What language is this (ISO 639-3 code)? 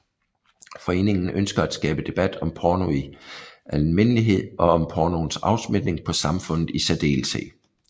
dan